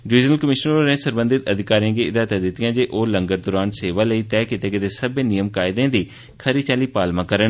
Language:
Dogri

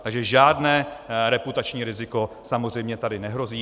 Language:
Czech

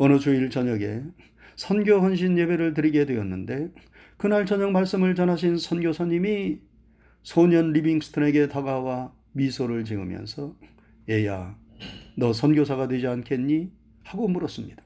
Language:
Korean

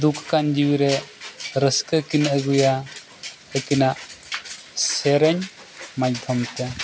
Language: Santali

